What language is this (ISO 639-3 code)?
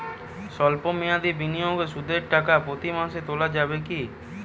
ben